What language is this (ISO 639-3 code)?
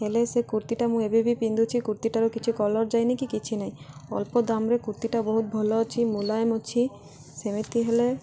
ori